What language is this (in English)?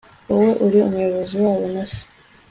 Kinyarwanda